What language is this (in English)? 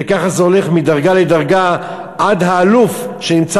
Hebrew